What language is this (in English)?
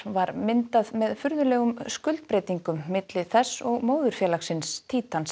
Icelandic